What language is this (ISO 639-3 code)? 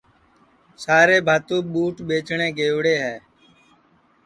ssi